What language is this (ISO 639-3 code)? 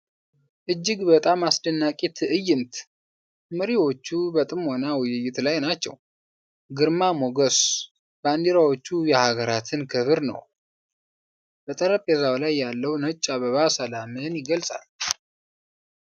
amh